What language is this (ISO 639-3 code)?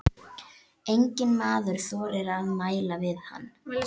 isl